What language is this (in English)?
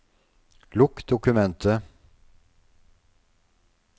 Norwegian